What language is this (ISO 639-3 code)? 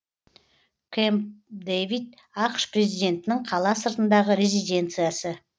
kaz